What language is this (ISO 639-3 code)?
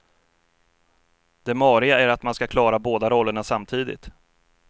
swe